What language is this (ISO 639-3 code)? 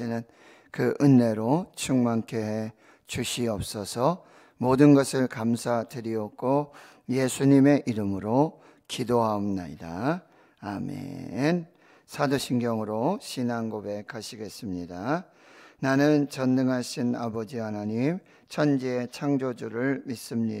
kor